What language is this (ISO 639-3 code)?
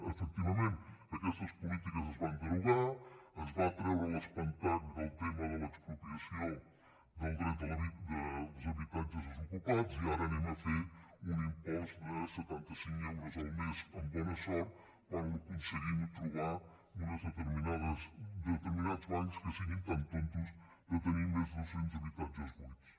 cat